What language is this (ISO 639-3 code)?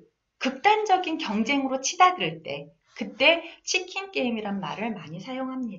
kor